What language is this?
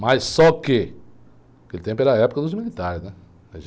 Portuguese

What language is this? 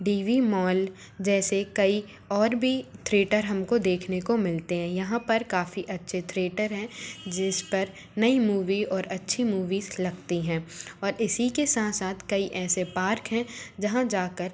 Hindi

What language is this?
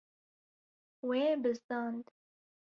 Kurdish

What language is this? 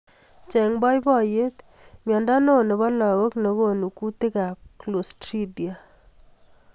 Kalenjin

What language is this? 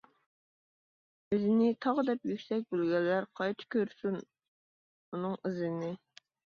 Uyghur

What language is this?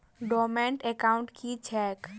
Maithili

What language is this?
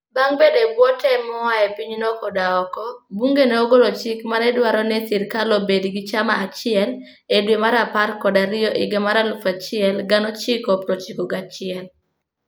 Luo (Kenya and Tanzania)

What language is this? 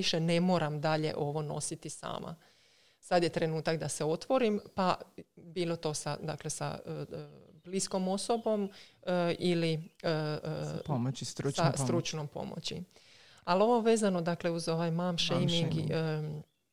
Croatian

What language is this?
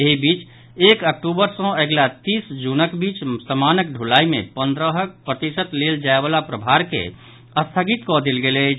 Maithili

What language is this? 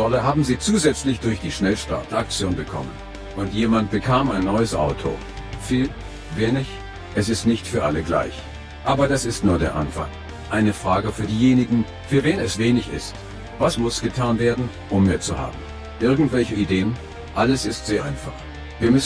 German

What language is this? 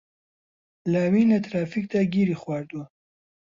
Central Kurdish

